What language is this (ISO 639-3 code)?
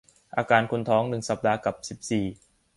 tha